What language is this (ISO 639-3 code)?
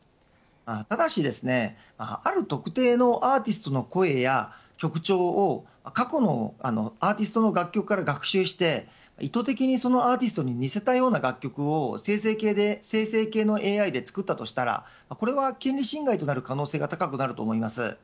jpn